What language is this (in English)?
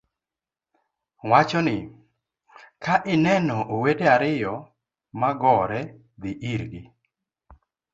Luo (Kenya and Tanzania)